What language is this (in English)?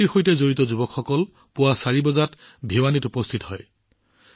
Assamese